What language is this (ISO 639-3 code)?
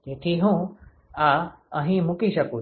guj